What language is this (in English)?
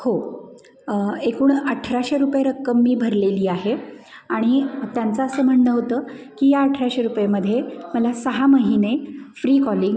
Marathi